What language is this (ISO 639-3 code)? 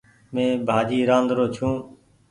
gig